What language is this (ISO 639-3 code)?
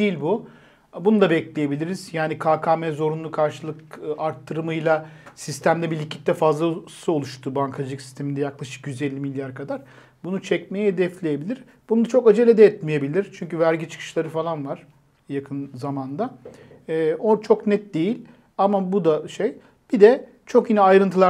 tur